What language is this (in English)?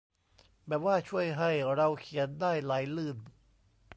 Thai